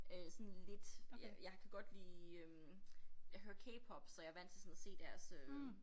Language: Danish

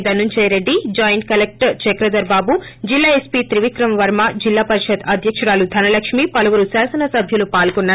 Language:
Telugu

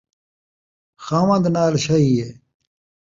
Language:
Saraiki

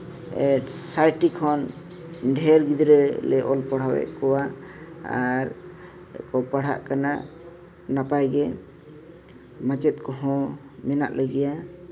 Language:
Santali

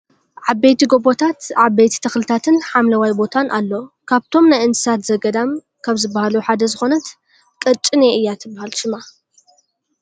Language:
Tigrinya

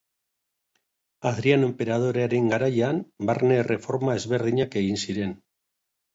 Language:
Basque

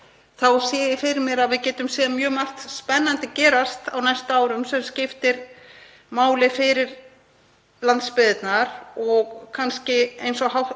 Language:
Icelandic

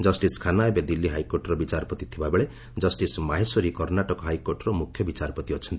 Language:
Odia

